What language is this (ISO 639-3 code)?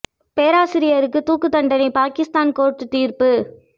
tam